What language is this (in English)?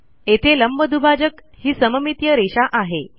Marathi